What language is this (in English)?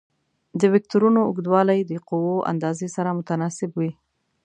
Pashto